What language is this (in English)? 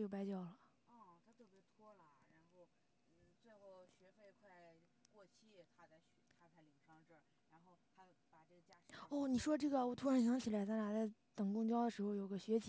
Chinese